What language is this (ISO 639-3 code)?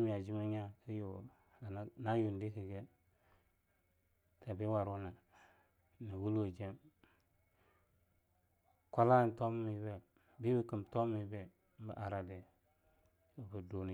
lnu